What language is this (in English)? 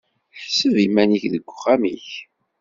Kabyle